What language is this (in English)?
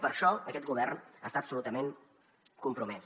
Catalan